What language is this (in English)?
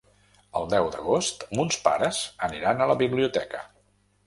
Catalan